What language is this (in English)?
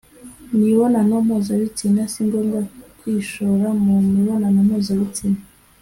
Kinyarwanda